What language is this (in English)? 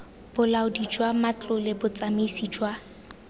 Tswana